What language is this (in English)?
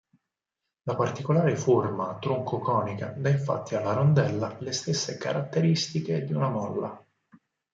Italian